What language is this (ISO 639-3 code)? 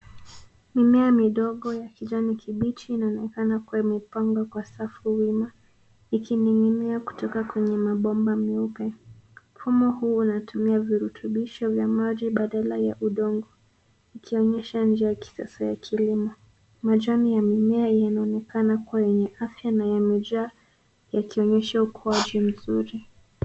swa